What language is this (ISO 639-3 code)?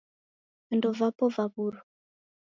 dav